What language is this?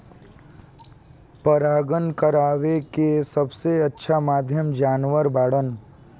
Bhojpuri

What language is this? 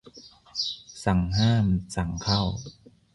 Thai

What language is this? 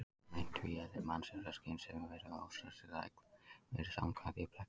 Icelandic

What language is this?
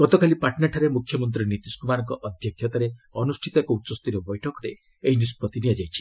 Odia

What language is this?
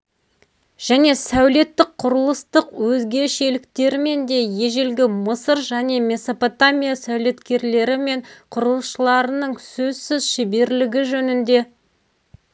Kazakh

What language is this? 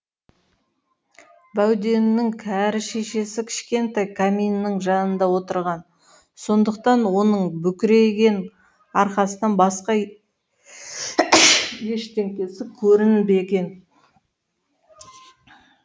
Kazakh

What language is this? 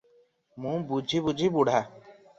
Odia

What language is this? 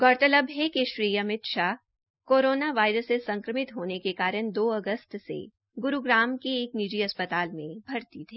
Hindi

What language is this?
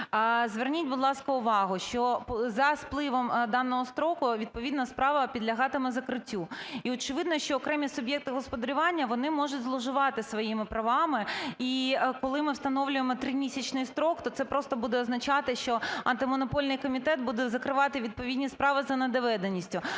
Ukrainian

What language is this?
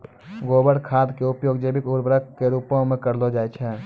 Maithili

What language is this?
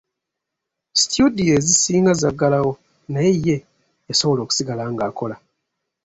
Ganda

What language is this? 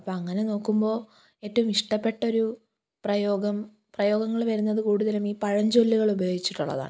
Malayalam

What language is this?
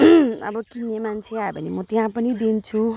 Nepali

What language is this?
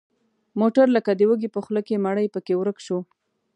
Pashto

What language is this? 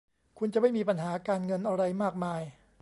Thai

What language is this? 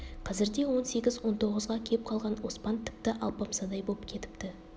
Kazakh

